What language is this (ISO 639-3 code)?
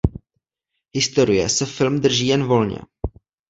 ces